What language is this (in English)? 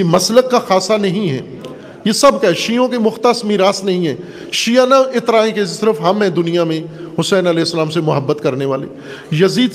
Urdu